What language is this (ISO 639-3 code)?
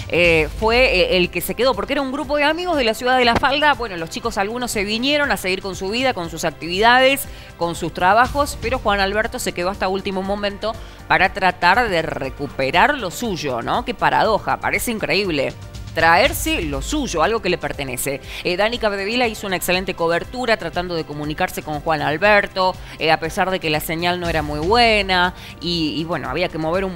spa